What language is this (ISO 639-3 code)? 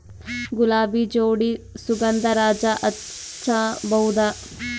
kan